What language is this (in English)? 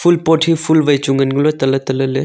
Wancho Naga